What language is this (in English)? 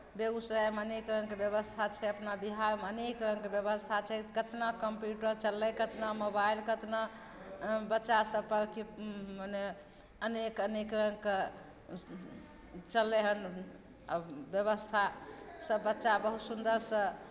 Maithili